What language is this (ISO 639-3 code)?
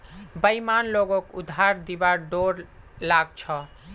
mag